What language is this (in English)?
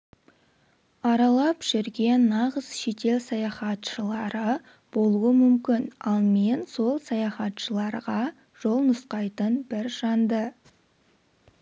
Kazakh